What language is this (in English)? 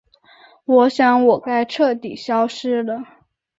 Chinese